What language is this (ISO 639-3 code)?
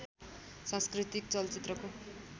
nep